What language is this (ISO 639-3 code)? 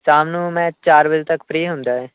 pan